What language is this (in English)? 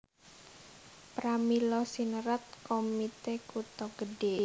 Javanese